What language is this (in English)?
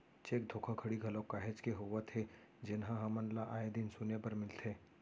Chhattisgarhi